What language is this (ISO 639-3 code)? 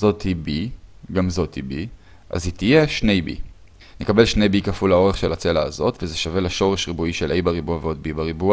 heb